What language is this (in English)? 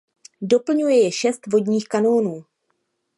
Czech